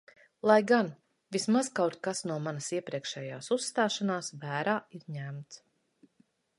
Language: Latvian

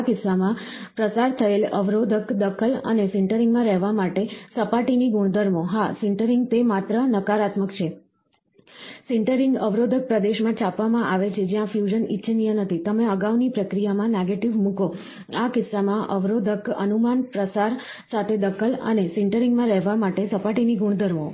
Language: Gujarati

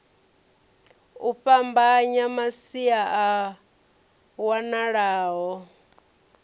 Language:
Venda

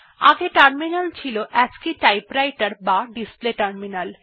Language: Bangla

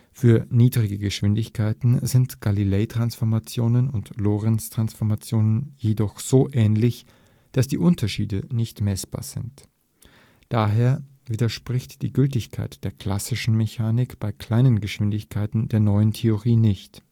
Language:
German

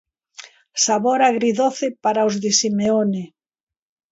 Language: Galician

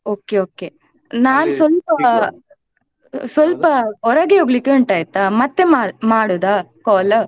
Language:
Kannada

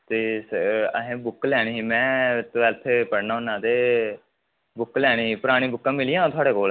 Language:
Dogri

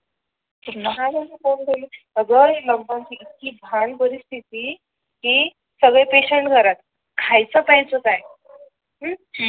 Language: Marathi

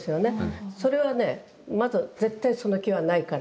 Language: Japanese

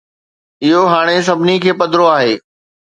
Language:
Sindhi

